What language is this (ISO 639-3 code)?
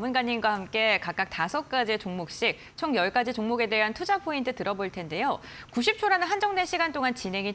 kor